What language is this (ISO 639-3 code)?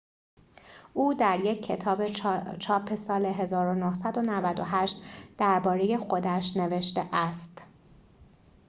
fas